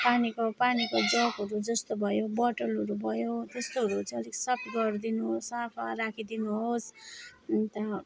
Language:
Nepali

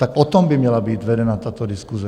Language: Czech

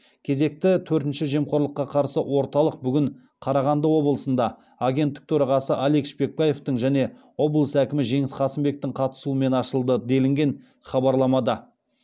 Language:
Kazakh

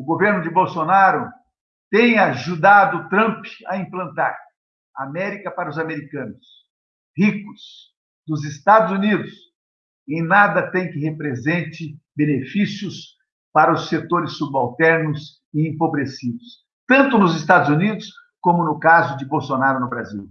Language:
Portuguese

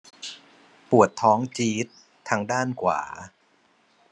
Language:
Thai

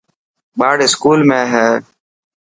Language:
Dhatki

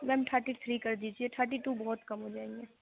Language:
Urdu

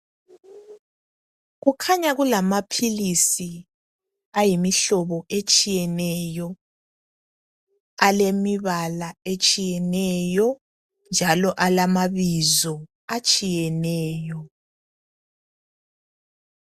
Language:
North Ndebele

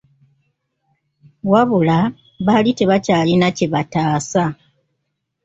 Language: Ganda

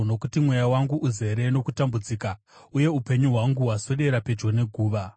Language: Shona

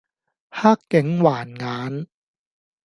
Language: Cantonese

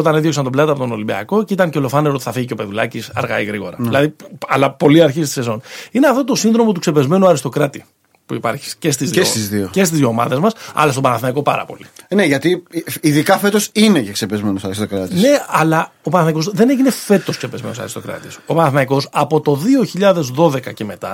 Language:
Greek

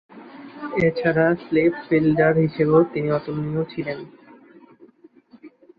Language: Bangla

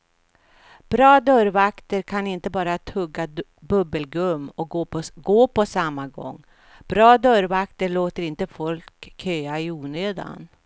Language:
Swedish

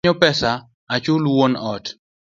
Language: Luo (Kenya and Tanzania)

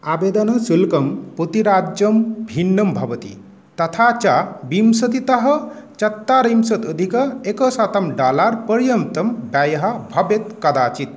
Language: Sanskrit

